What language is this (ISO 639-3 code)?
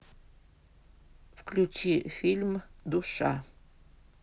rus